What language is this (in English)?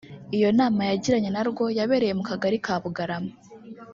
Kinyarwanda